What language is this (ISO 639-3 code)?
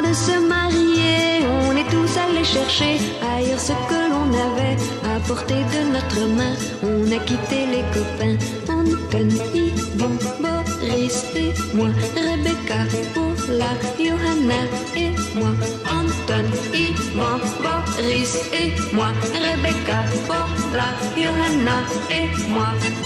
fra